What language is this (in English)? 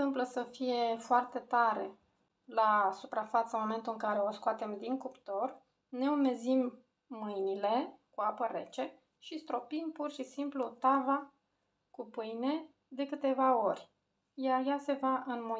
Romanian